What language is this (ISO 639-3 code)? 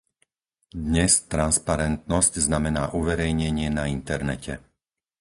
slk